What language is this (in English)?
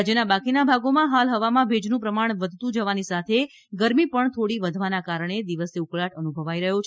Gujarati